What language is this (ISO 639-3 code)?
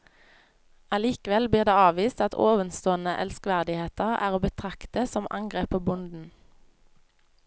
nor